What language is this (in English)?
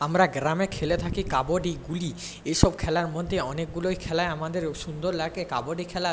Bangla